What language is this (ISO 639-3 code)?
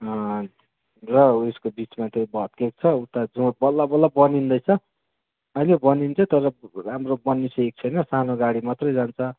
nep